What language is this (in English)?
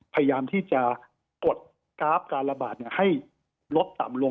Thai